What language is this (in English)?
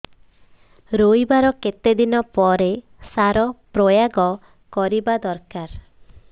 Odia